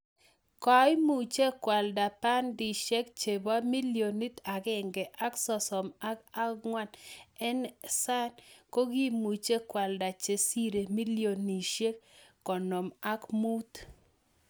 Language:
Kalenjin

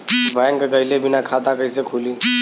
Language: Bhojpuri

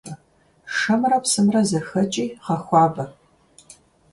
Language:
Kabardian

